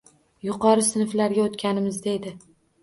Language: Uzbek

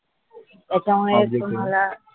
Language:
Marathi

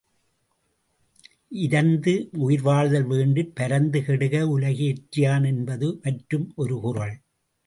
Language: Tamil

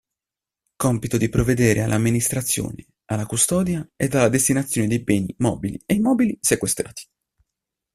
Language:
Italian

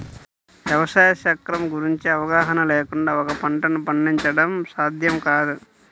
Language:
Telugu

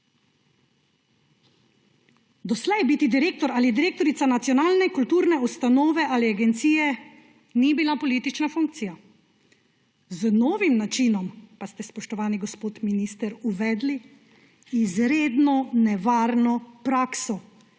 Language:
Slovenian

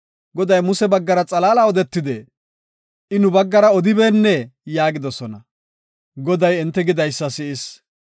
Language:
Gofa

